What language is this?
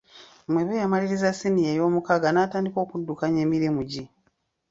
Ganda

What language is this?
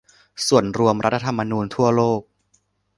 Thai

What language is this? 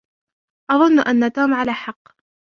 Arabic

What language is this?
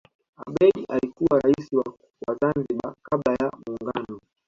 Swahili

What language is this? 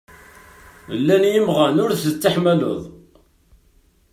Kabyle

